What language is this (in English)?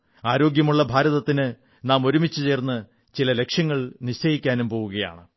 Malayalam